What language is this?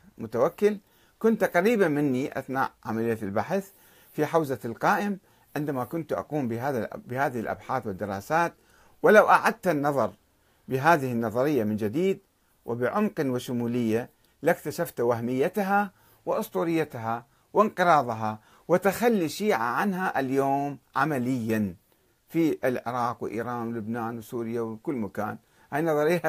Arabic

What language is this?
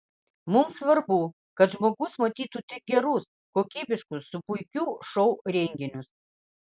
Lithuanian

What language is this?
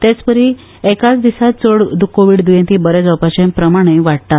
Konkani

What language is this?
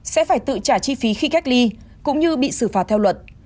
Vietnamese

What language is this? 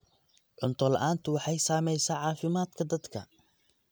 Somali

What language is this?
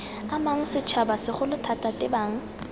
Tswana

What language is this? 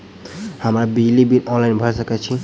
Maithili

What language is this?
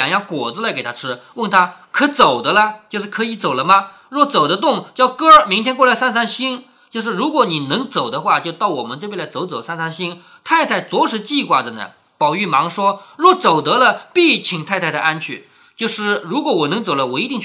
Chinese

